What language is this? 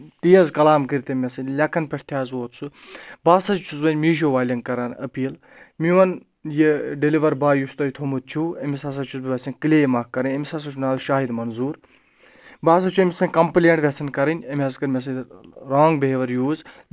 Kashmiri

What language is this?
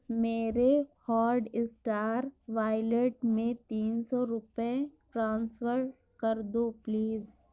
Urdu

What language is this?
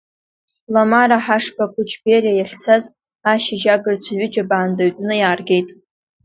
Abkhazian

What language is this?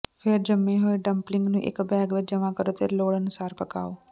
Punjabi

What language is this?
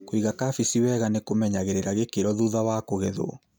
Kikuyu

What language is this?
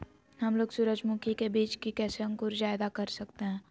Magahi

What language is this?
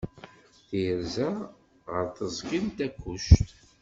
Kabyle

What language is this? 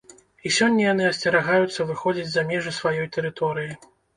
Belarusian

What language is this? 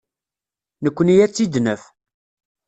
Kabyle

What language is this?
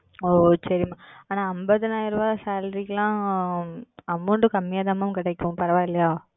Tamil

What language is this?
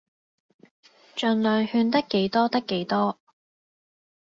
Cantonese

